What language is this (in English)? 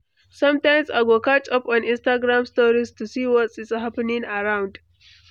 Nigerian Pidgin